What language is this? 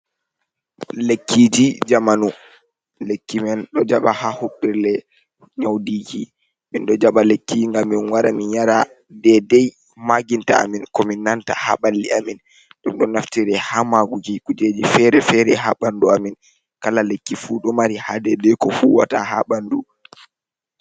Fula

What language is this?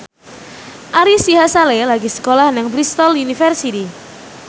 Javanese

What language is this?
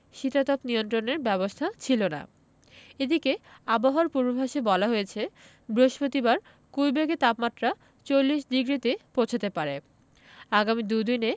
Bangla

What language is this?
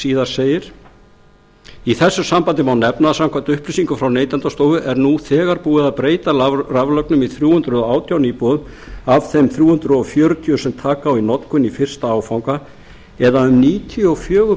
Icelandic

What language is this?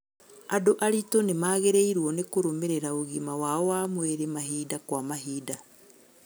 Kikuyu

